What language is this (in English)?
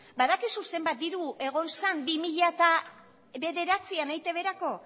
Basque